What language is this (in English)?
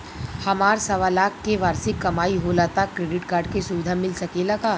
Bhojpuri